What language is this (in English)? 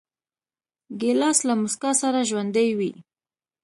Pashto